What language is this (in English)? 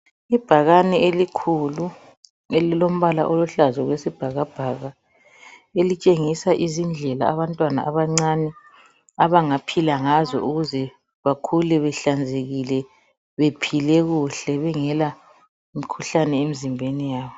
North Ndebele